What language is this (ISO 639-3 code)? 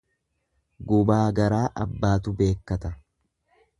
orm